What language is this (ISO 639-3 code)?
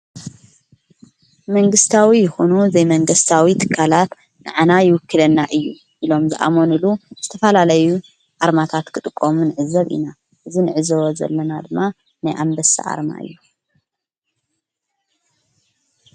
tir